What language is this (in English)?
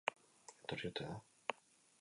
Basque